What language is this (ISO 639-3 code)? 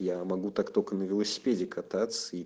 rus